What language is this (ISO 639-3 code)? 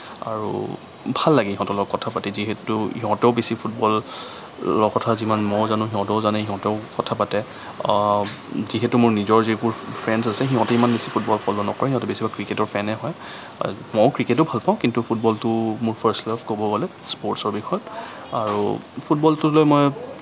asm